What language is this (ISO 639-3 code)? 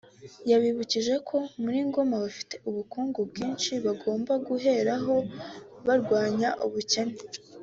kin